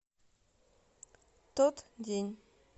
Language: Russian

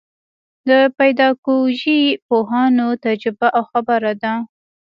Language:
Pashto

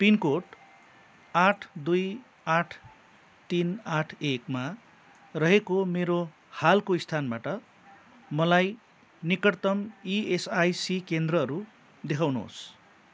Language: Nepali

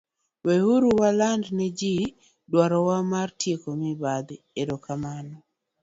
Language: Luo (Kenya and Tanzania)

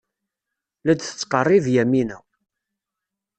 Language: Kabyle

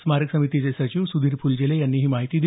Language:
Marathi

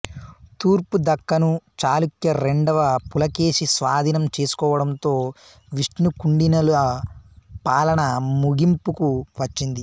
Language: Telugu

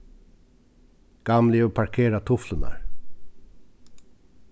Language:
Faroese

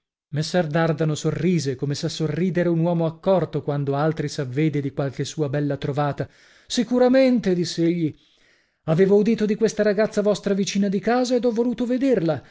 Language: Italian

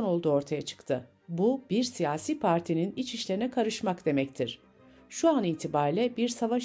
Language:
Turkish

